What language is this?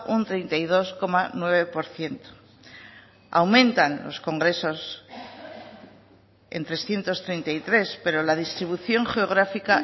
Spanish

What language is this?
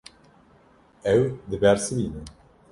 Kurdish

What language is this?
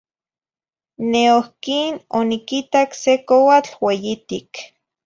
Zacatlán-Ahuacatlán-Tepetzintla Nahuatl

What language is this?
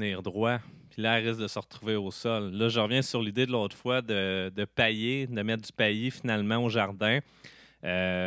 French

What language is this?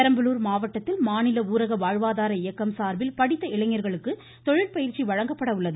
Tamil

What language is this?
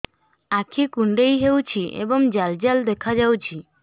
Odia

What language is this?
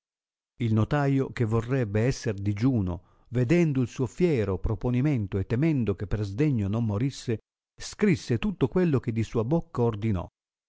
Italian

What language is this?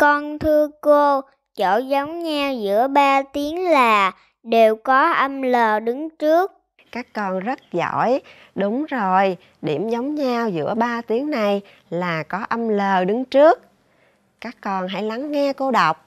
Vietnamese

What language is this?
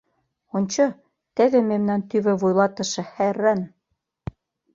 Mari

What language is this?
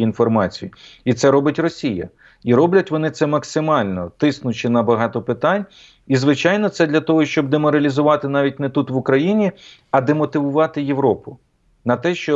Ukrainian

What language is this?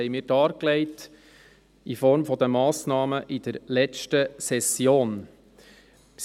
Swiss German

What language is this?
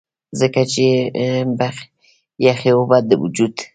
Pashto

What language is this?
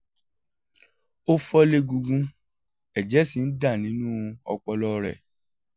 Yoruba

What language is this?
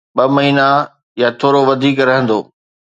Sindhi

